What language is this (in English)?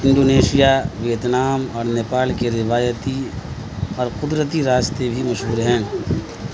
Urdu